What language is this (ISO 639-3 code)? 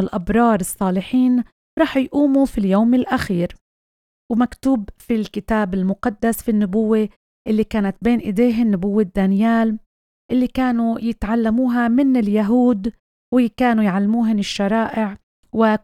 ara